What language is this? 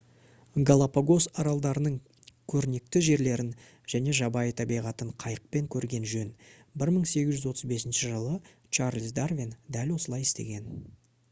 Kazakh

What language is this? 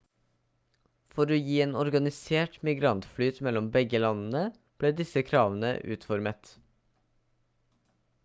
Norwegian Bokmål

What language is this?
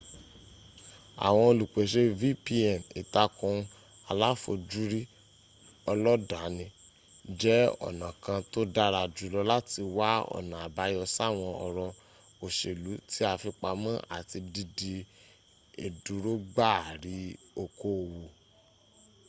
Yoruba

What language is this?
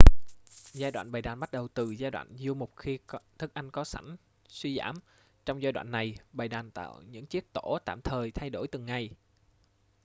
Vietnamese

